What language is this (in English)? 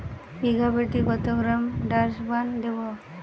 Bangla